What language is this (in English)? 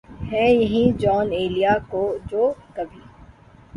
Urdu